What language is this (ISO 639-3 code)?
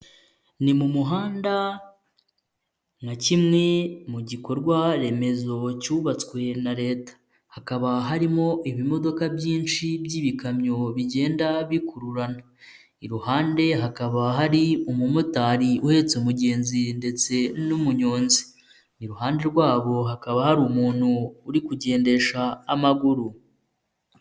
kin